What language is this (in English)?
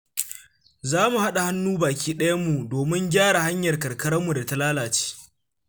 Hausa